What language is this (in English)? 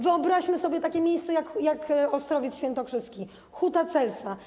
Polish